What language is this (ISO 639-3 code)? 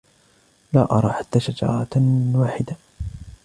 ara